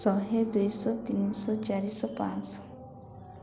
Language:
Odia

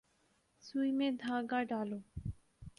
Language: Urdu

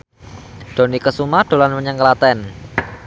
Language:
Javanese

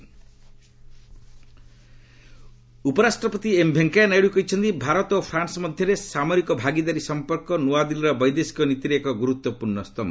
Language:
Odia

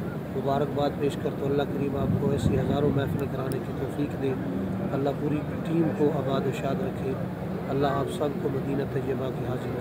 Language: Arabic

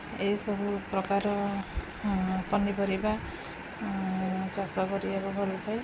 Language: Odia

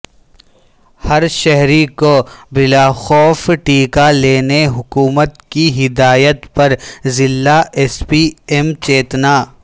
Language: Urdu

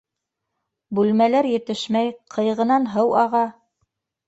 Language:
Bashkir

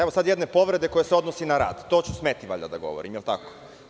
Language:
Serbian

